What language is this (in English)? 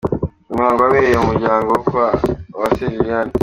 Kinyarwanda